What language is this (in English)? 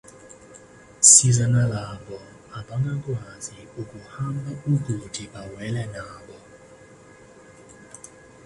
Zulu